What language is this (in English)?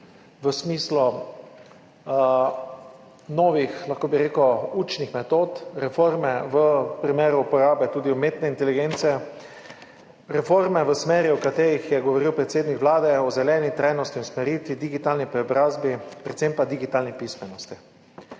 Slovenian